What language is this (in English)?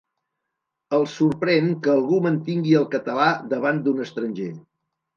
Catalan